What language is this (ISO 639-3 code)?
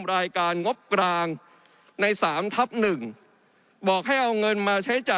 tha